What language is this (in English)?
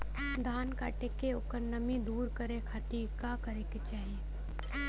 Bhojpuri